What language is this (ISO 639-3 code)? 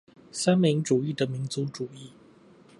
zho